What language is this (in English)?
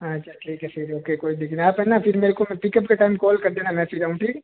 Hindi